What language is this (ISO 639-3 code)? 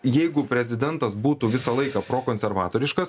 lit